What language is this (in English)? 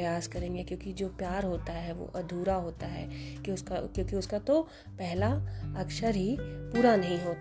Hindi